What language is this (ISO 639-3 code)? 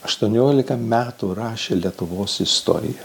lit